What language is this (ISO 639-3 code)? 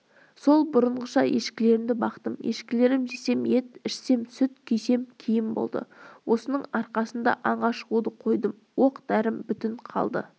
kaz